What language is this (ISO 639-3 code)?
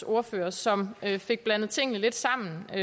dan